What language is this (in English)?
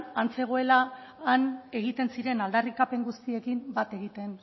Basque